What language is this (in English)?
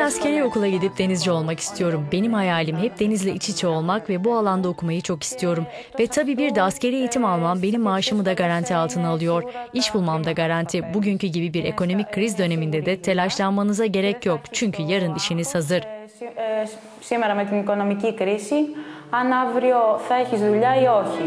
Turkish